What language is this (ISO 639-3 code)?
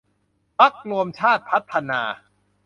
tha